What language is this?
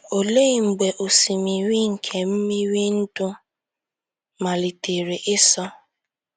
Igbo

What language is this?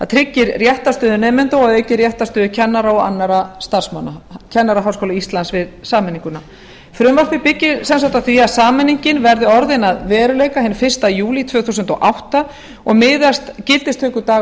Icelandic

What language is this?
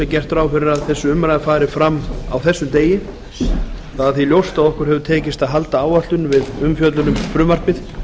Icelandic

